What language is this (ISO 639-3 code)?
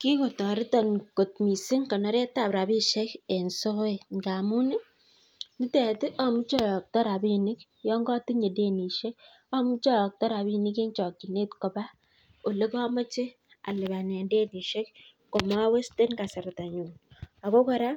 kln